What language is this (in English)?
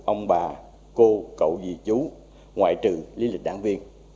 Vietnamese